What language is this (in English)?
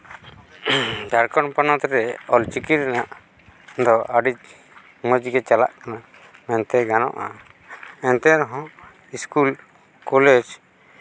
Santali